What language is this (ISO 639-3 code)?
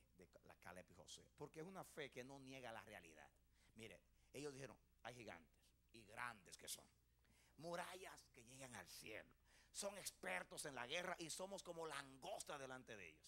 spa